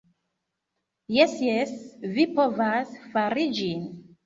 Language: Esperanto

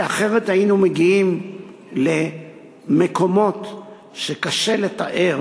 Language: Hebrew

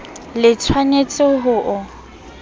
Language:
Southern Sotho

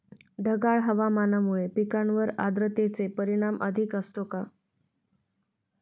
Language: Marathi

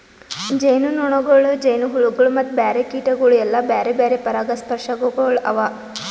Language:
Kannada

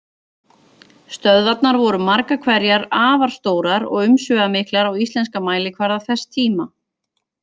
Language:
Icelandic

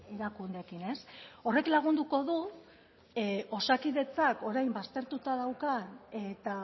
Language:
Basque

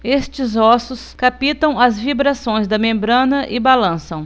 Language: Portuguese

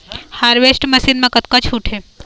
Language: Chhattisgarhi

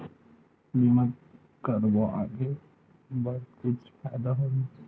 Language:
Chhattisgarhi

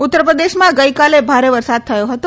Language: Gujarati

